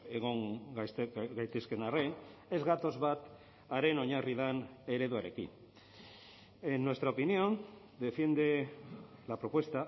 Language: Basque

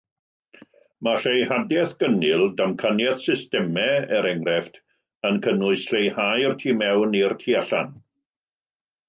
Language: Welsh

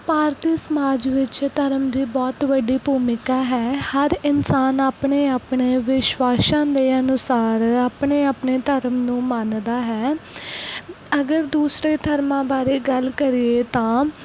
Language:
Punjabi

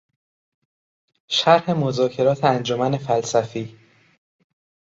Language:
Persian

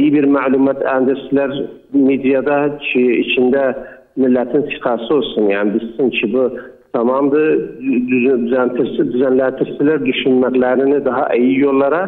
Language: Turkish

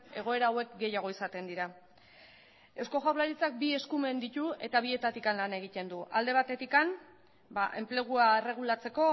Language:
Basque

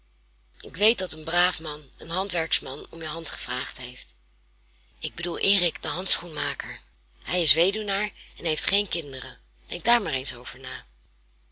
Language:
Dutch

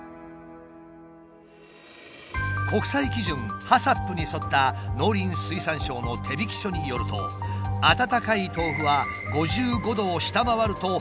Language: Japanese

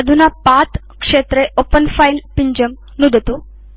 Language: Sanskrit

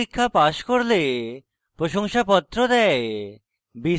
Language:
Bangla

